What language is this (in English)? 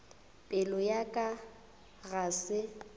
Northern Sotho